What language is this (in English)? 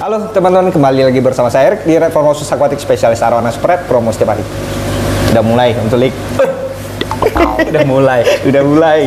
Indonesian